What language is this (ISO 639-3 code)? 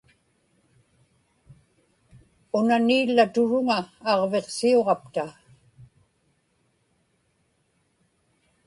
ipk